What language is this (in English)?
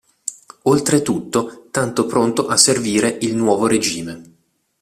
Italian